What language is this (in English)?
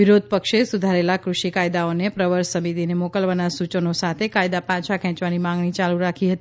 Gujarati